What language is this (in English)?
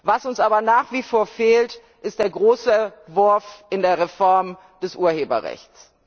German